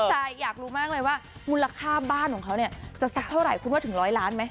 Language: Thai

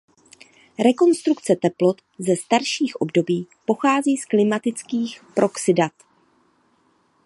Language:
Czech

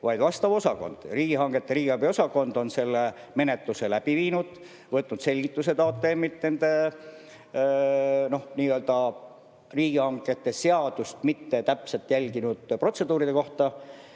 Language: Estonian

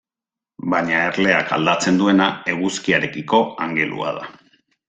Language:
Basque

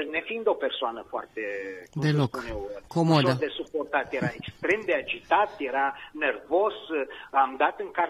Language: Romanian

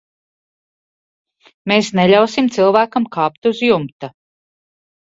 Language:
Latvian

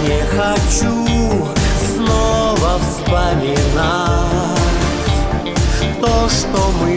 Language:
Russian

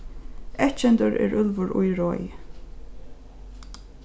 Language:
Faroese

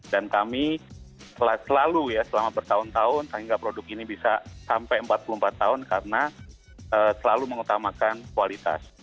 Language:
Indonesian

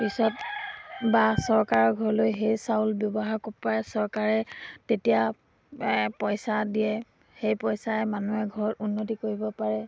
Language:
Assamese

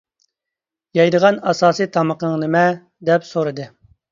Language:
Uyghur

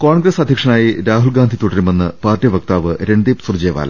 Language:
Malayalam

